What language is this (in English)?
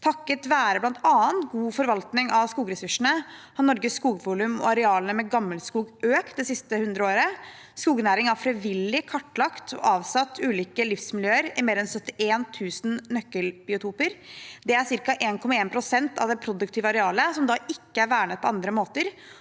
Norwegian